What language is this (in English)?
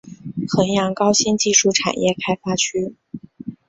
Chinese